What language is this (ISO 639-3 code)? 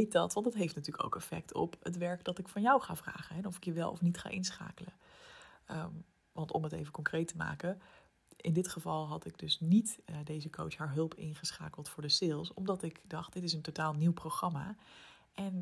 nld